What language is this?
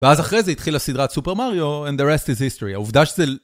Hebrew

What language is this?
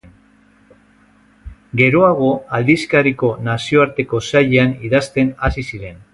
Basque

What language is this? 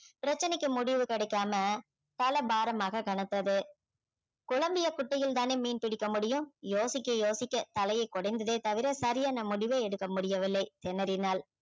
Tamil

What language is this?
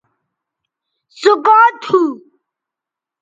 Bateri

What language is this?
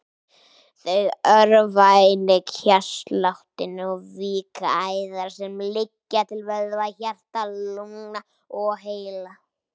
Icelandic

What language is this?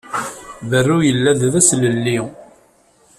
Kabyle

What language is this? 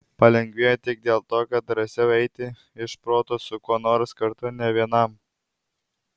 Lithuanian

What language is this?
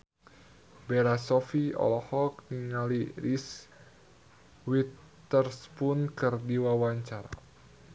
Sundanese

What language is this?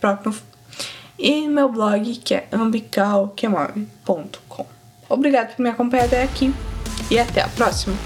Portuguese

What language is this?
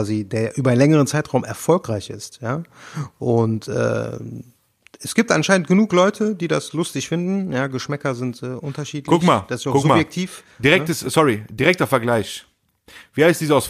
German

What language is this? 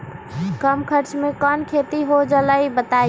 Magahi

